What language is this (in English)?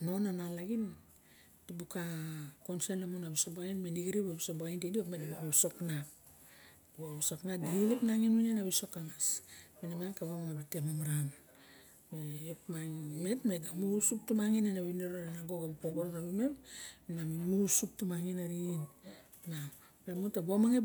Barok